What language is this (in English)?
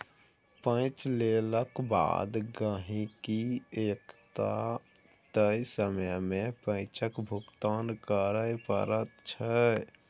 Maithili